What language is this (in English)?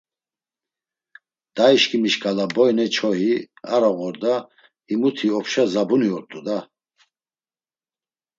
Laz